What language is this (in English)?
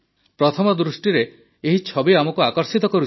Odia